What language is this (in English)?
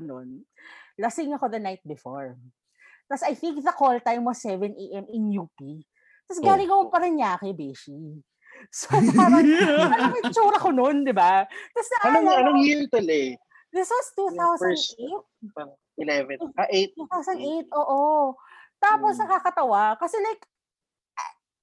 Filipino